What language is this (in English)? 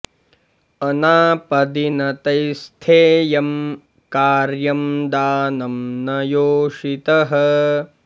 Sanskrit